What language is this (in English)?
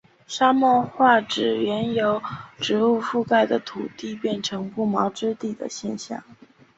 Chinese